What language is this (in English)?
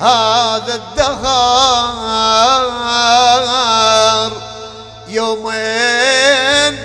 Arabic